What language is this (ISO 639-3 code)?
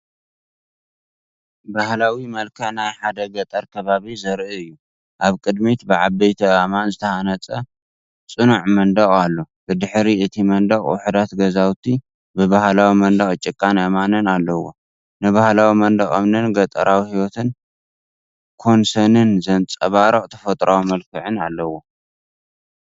tir